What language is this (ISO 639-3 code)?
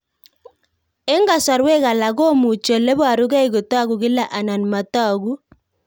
kln